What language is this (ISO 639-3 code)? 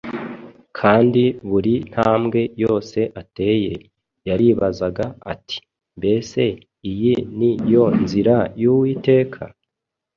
kin